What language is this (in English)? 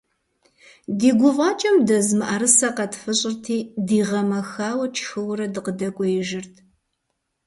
Kabardian